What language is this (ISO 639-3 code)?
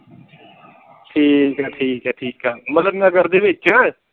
pan